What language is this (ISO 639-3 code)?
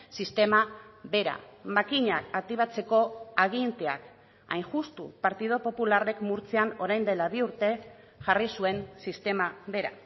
eus